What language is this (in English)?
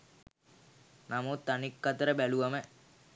Sinhala